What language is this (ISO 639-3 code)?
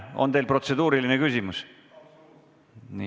est